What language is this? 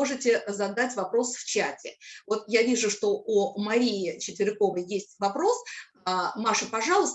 Russian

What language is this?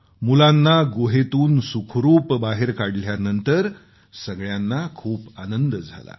Marathi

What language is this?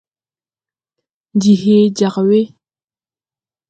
Tupuri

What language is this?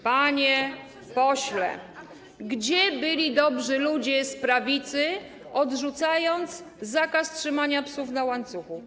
Polish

